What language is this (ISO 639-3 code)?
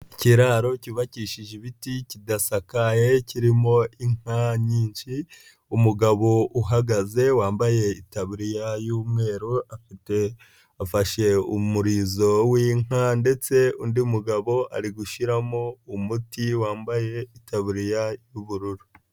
kin